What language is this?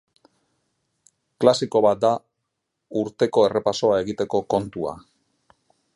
Basque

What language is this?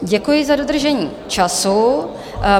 Czech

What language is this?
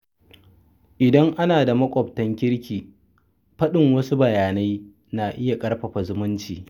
Hausa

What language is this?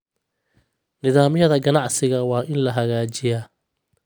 Somali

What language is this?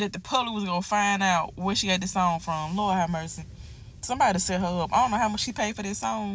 English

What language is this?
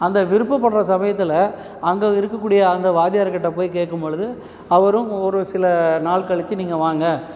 Tamil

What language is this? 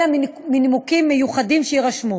Hebrew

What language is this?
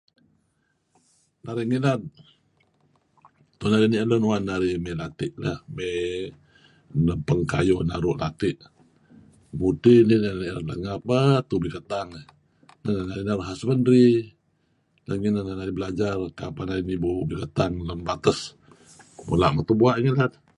Kelabit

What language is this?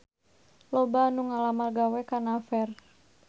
Sundanese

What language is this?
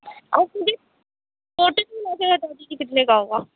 Urdu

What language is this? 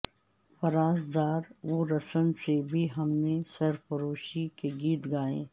Urdu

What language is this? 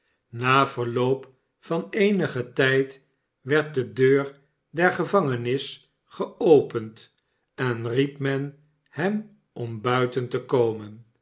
Dutch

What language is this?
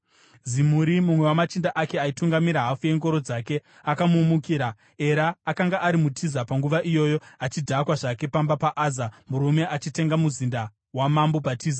Shona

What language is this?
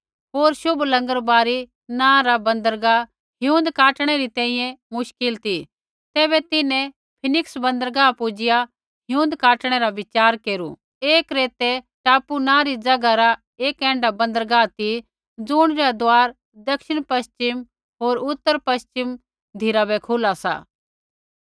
Kullu Pahari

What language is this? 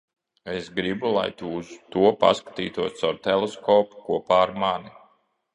Latvian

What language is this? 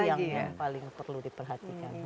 Indonesian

